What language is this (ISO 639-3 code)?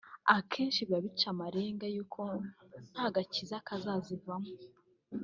kin